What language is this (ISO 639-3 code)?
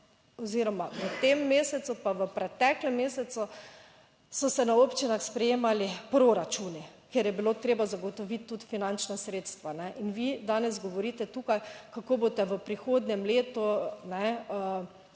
slv